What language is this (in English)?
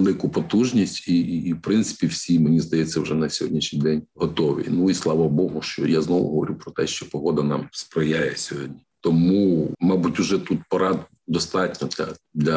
Ukrainian